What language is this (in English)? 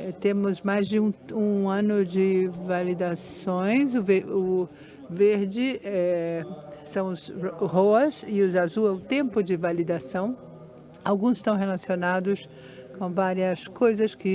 Portuguese